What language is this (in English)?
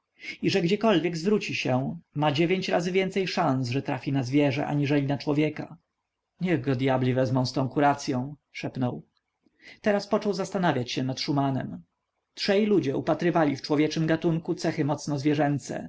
Polish